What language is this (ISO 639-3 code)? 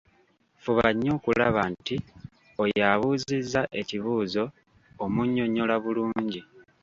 lug